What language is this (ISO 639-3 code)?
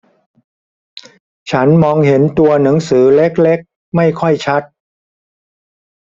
tha